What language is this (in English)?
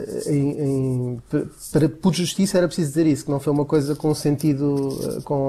Portuguese